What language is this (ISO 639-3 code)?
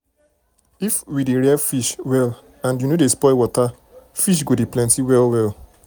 pcm